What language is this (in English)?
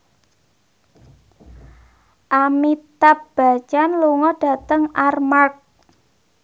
Javanese